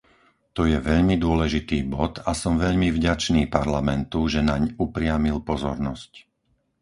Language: Slovak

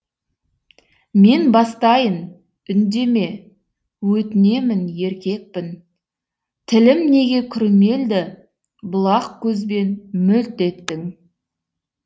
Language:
Kazakh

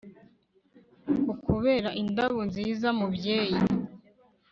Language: Kinyarwanda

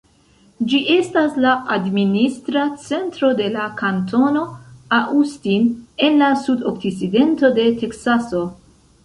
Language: Esperanto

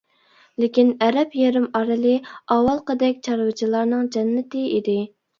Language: Uyghur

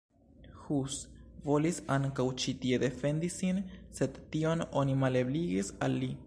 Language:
Esperanto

